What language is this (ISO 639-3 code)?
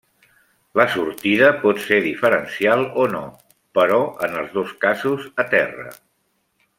cat